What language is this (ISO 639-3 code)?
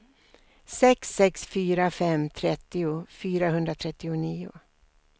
swe